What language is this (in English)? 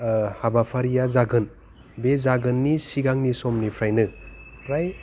Bodo